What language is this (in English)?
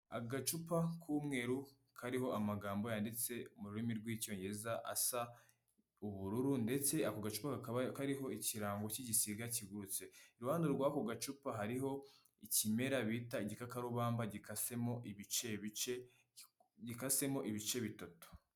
Kinyarwanda